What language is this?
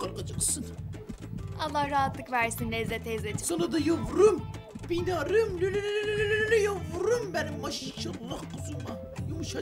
Turkish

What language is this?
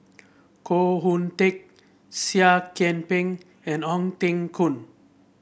English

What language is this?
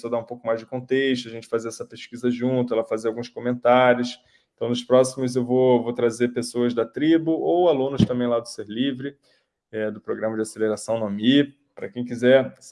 Portuguese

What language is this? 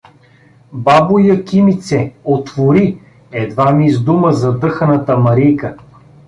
Bulgarian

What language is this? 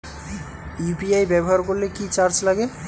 Bangla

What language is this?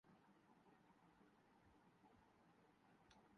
Urdu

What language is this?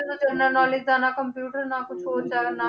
Punjabi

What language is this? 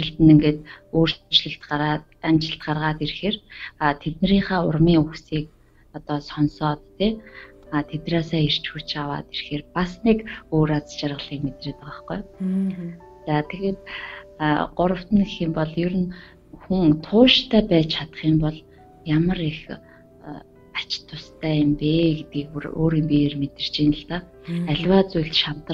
Russian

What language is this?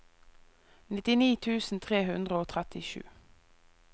Norwegian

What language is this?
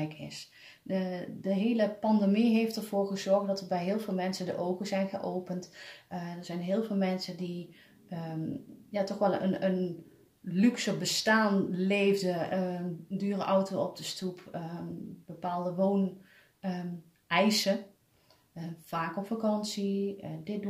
Dutch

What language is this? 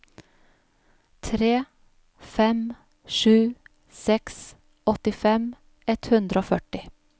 Norwegian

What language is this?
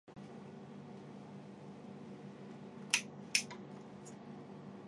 Chinese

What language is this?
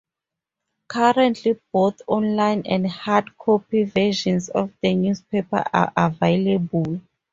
English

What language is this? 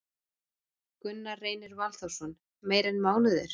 Icelandic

